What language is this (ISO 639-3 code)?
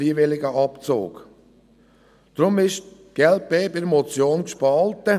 gsw